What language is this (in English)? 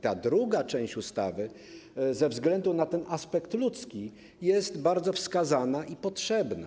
Polish